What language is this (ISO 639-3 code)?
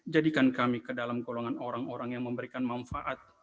ind